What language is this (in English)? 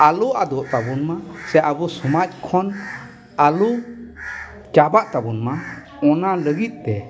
Santali